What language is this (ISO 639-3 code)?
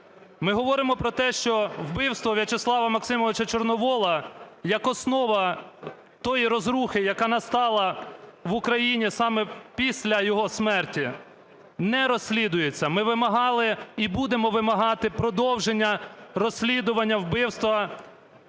ukr